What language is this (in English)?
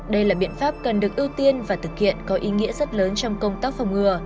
Vietnamese